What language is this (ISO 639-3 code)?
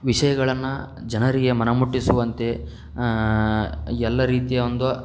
kan